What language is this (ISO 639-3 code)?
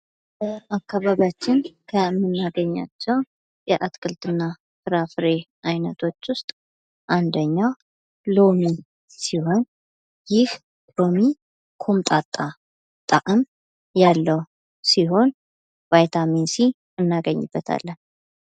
amh